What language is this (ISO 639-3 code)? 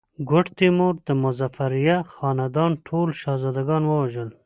pus